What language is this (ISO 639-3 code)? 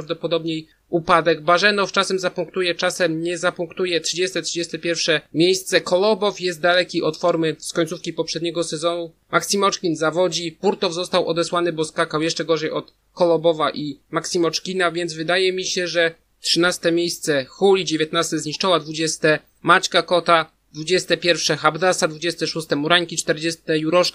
pol